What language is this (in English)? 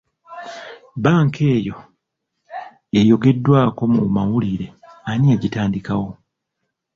Ganda